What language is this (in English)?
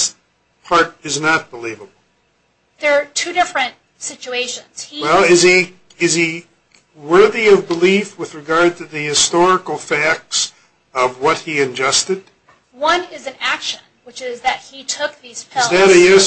English